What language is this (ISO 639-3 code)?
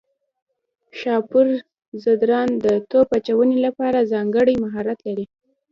pus